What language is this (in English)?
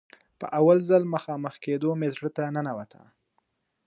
Pashto